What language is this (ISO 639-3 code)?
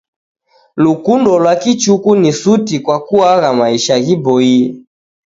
dav